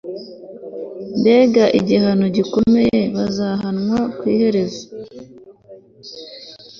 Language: Kinyarwanda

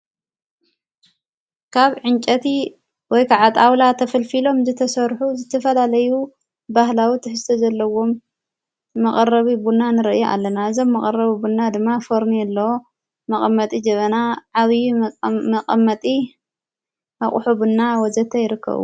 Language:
Tigrinya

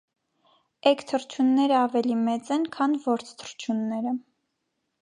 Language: Armenian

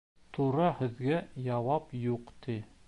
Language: Bashkir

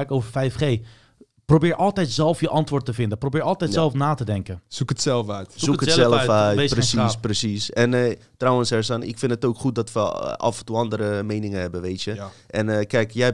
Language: Dutch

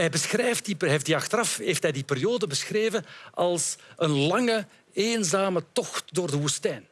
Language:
Dutch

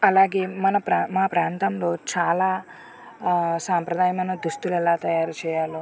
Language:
Telugu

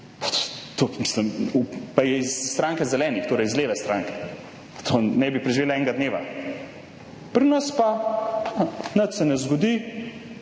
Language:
Slovenian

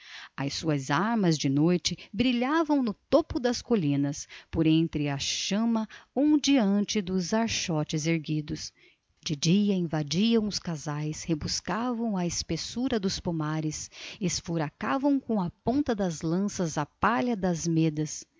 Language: Portuguese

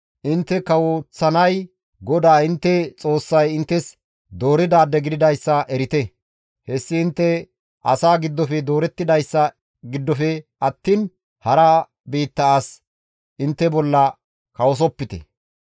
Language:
Gamo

